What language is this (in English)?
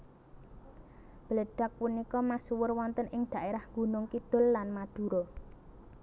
Javanese